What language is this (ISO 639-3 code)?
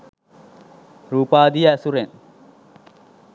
sin